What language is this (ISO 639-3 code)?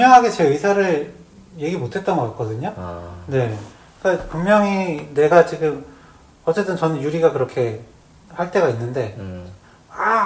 kor